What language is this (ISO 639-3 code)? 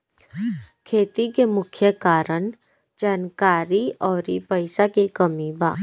bho